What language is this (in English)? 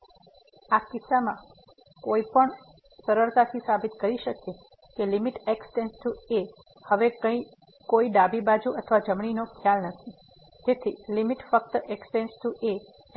Gujarati